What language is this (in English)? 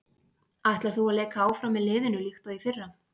Icelandic